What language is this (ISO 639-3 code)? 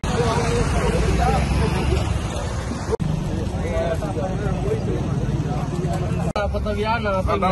pan